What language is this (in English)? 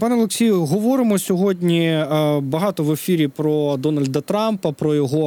Ukrainian